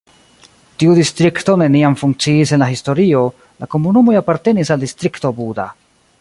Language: Esperanto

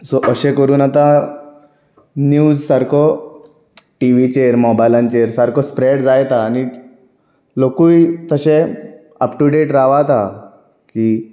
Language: Konkani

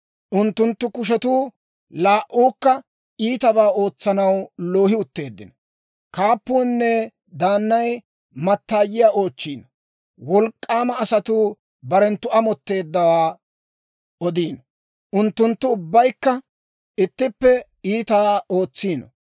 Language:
Dawro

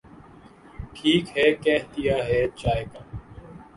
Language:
Urdu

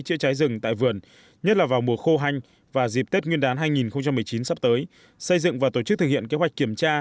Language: Vietnamese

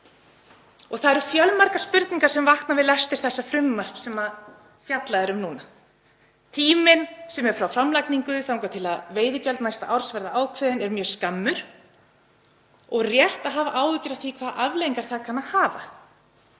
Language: Icelandic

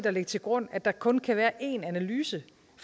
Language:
Danish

